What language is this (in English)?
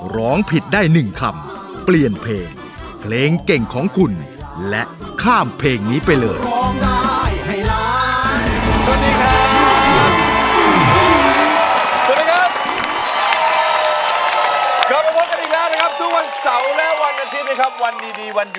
Thai